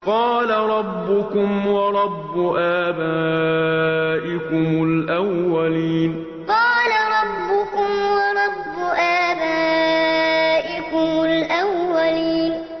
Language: Arabic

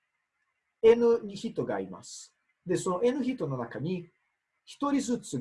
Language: Japanese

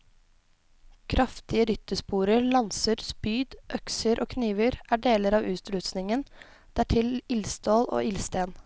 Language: Norwegian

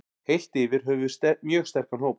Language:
Icelandic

